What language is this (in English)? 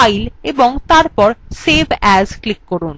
Bangla